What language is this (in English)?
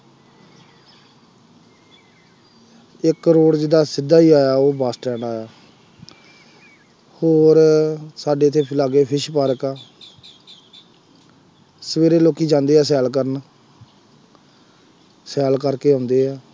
Punjabi